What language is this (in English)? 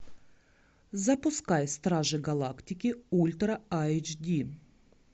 Russian